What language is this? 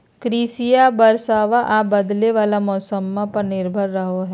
Magahi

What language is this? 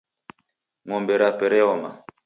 Taita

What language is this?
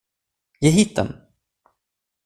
Swedish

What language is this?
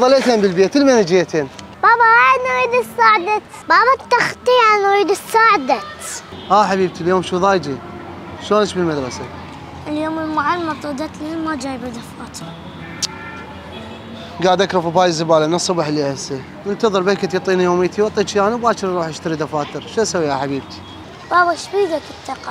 Arabic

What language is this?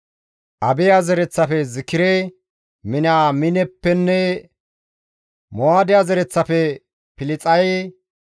Gamo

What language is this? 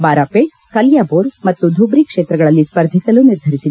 Kannada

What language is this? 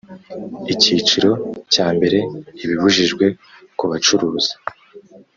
Kinyarwanda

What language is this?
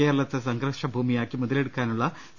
Malayalam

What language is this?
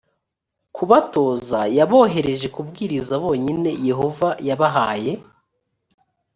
Kinyarwanda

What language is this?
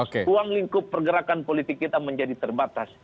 Indonesian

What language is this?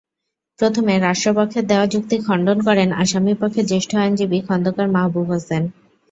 Bangla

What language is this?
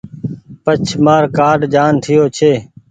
Goaria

